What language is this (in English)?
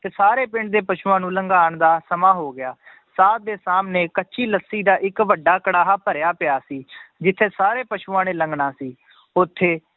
Punjabi